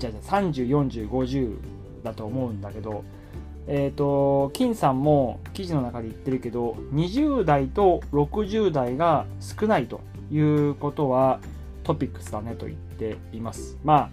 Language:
Japanese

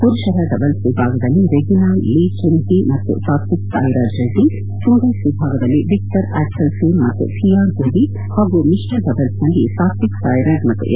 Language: Kannada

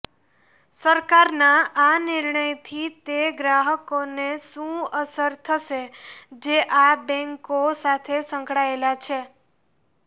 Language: Gujarati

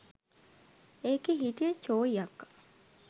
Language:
Sinhala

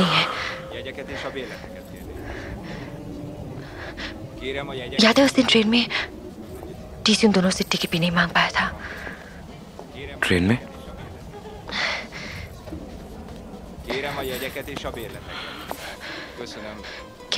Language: Hungarian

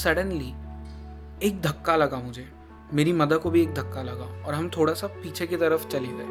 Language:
Hindi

